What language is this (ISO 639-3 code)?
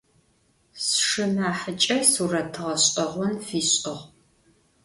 ady